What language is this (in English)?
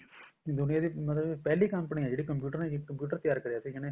Punjabi